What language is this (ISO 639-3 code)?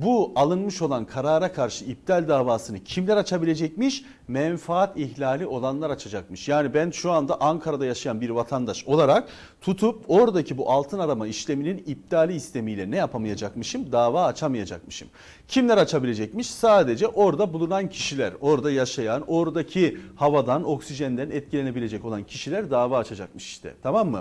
tur